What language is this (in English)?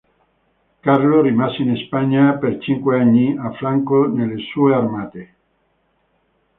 Italian